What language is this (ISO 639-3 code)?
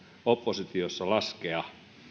fin